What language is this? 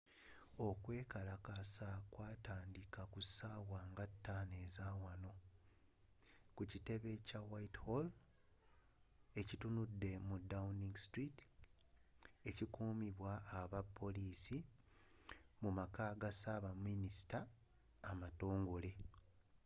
Ganda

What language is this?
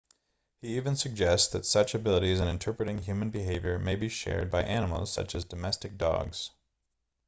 English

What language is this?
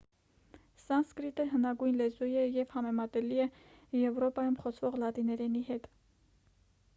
Armenian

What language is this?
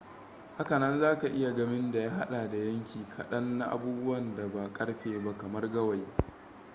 Hausa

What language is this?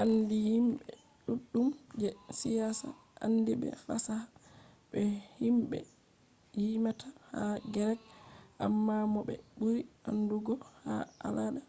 Fula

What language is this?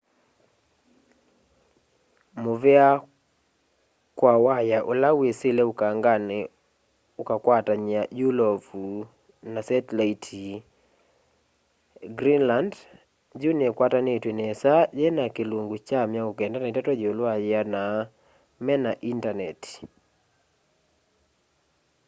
Kamba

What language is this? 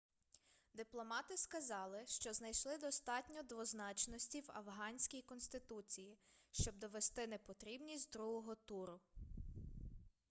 Ukrainian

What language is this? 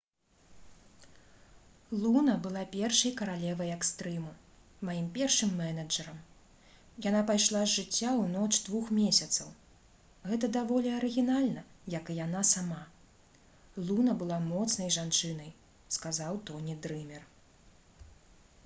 Belarusian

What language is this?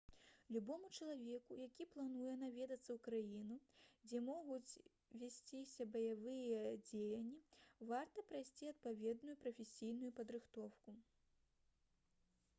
Belarusian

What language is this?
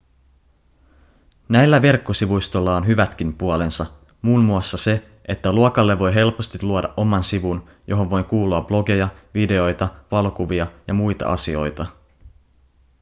Finnish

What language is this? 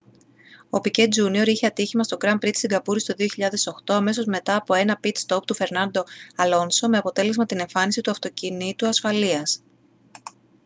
Greek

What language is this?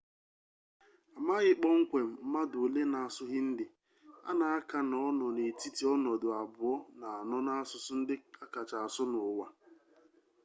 Igbo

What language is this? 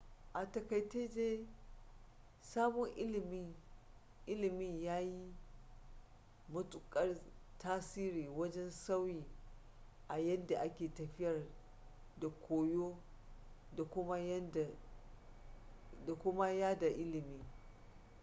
Hausa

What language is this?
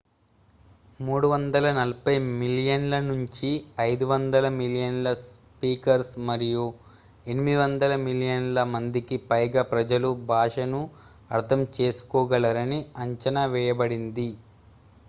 Telugu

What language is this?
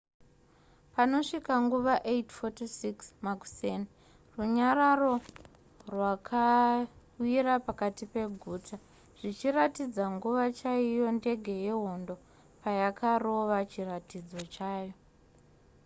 Shona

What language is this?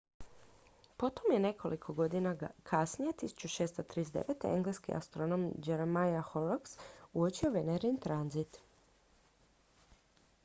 Croatian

